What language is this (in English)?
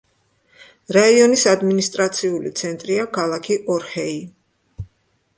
Georgian